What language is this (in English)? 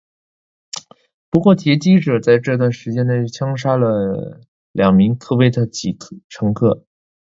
Chinese